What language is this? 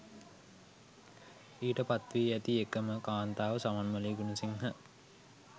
Sinhala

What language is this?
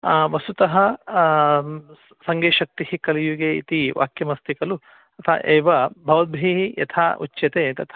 Sanskrit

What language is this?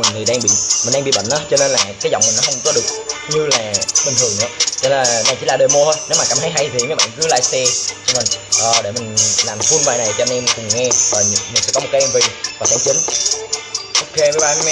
Vietnamese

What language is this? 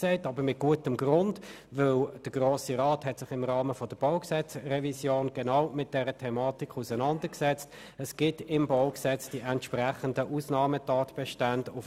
Swiss German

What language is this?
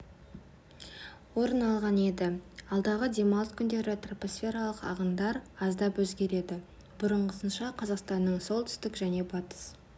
Kazakh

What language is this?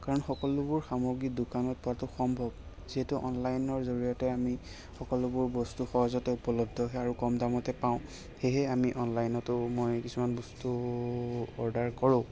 Assamese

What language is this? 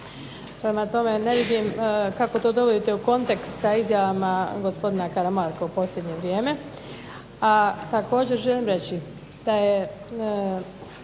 Croatian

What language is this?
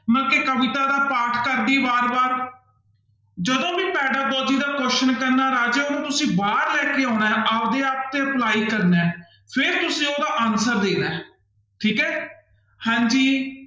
Punjabi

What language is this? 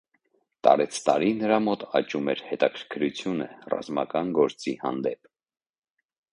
Armenian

